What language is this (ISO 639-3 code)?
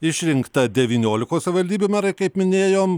lit